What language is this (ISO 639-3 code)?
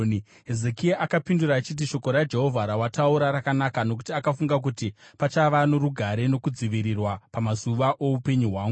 sna